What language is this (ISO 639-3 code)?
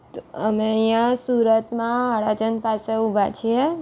guj